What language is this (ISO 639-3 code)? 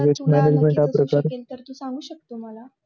mar